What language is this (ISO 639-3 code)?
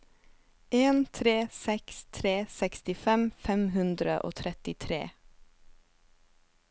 nor